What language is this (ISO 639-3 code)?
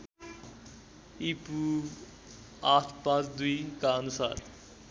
nep